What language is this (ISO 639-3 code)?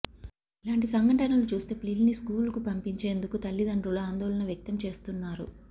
tel